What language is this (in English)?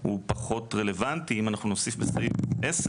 Hebrew